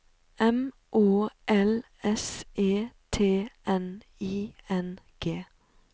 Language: Norwegian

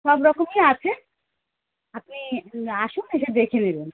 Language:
Bangla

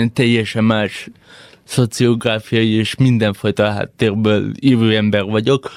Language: Hungarian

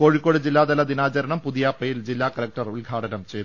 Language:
Malayalam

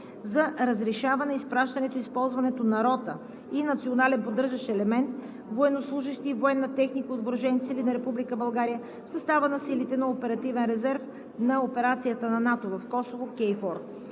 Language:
Bulgarian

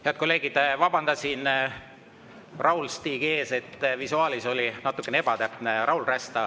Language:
Estonian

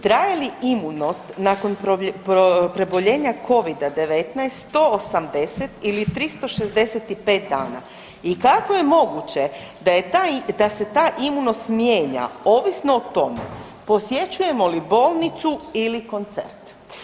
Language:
Croatian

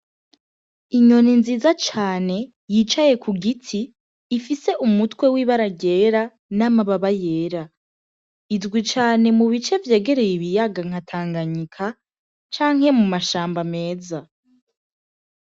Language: Rundi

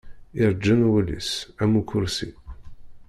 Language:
Kabyle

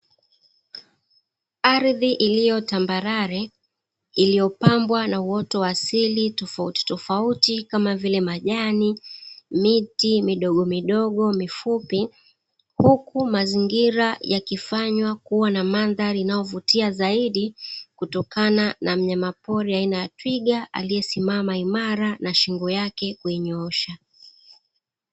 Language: Swahili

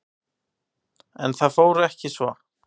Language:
Icelandic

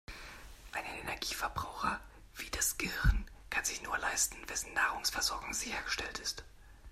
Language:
German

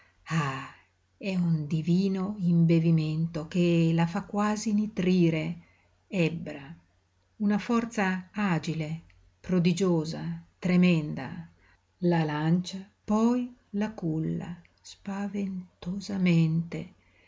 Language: Italian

